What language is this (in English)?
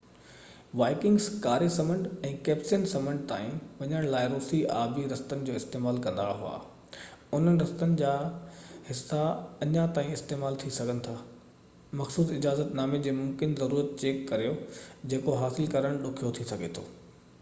Sindhi